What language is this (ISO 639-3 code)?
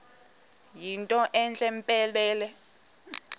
xho